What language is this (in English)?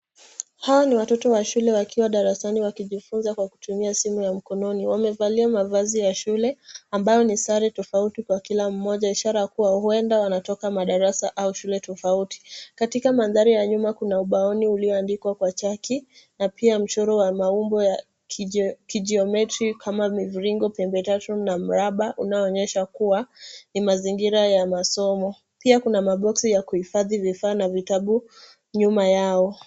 Swahili